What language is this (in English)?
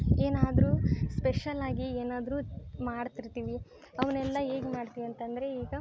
Kannada